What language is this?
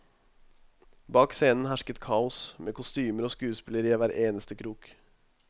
Norwegian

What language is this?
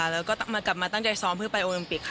Thai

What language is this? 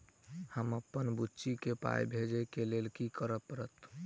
Maithili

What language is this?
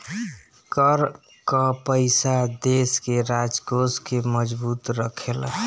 Bhojpuri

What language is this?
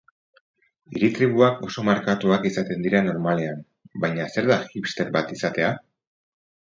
Basque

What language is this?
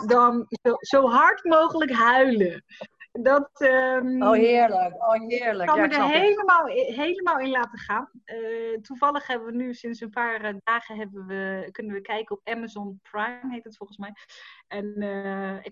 Dutch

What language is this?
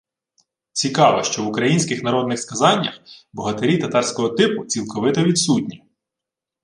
Ukrainian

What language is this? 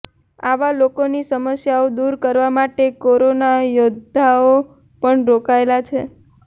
Gujarati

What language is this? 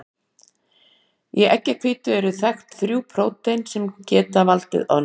Icelandic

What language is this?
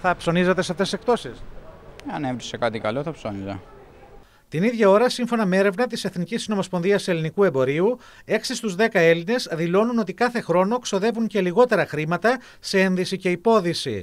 Greek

